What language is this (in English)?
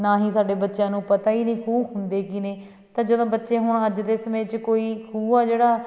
Punjabi